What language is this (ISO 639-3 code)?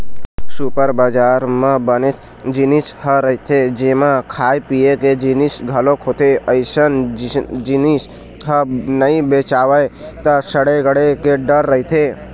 hne